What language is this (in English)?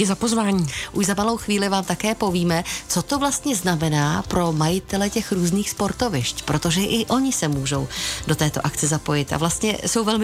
Czech